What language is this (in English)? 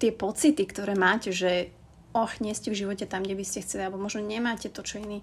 Slovak